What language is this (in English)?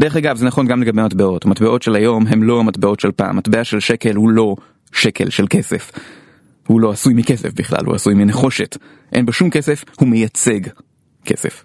Hebrew